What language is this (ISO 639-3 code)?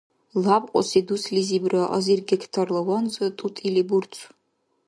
dar